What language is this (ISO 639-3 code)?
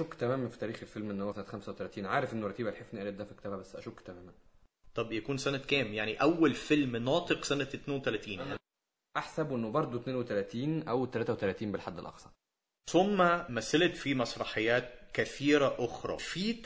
ara